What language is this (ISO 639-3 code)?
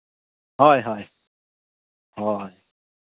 sat